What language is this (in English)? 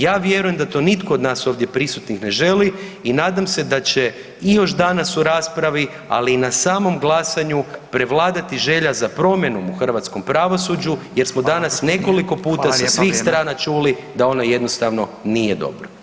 Croatian